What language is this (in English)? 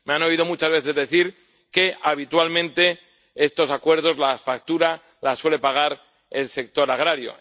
Spanish